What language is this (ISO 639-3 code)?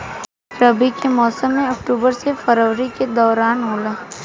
bho